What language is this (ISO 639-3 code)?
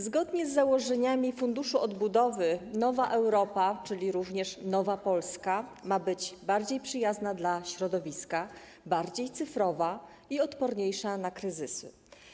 pol